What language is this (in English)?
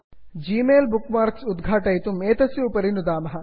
Sanskrit